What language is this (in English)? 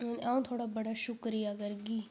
Dogri